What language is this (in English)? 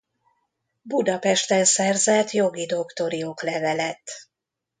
Hungarian